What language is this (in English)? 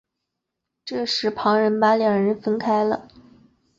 Chinese